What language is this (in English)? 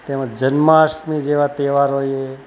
Gujarati